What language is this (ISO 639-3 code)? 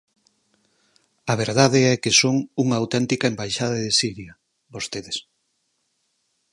glg